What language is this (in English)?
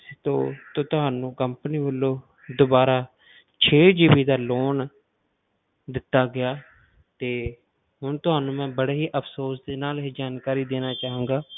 Punjabi